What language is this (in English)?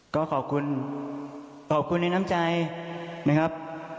Thai